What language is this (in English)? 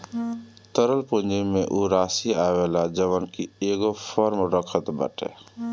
Bhojpuri